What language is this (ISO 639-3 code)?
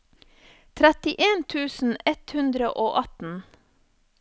nor